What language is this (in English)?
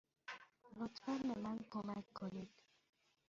Persian